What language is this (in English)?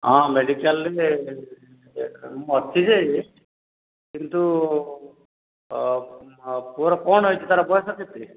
Odia